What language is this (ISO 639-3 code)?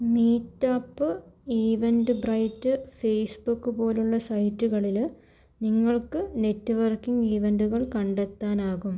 mal